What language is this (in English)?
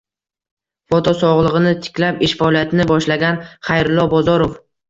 Uzbek